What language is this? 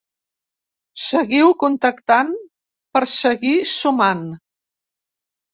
Catalan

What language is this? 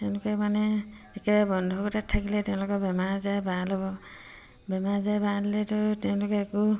Assamese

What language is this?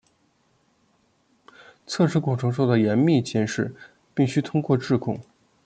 Chinese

